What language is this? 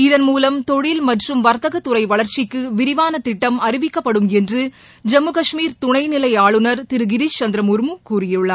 Tamil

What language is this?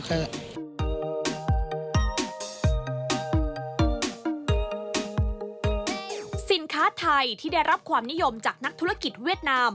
Thai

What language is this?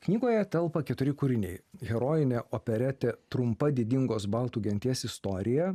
Lithuanian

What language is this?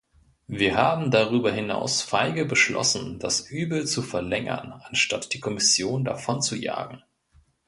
German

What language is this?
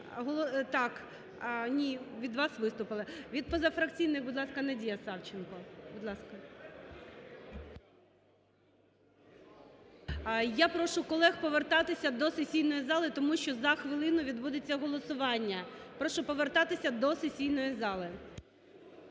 Ukrainian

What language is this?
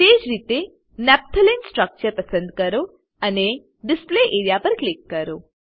Gujarati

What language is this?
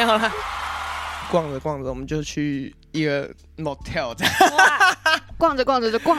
Chinese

